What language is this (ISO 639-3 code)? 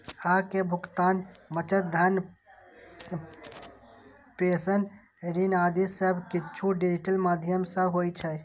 mai